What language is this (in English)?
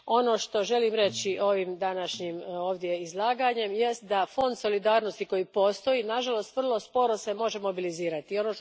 Croatian